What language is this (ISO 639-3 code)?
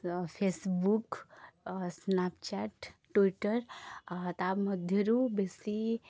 ori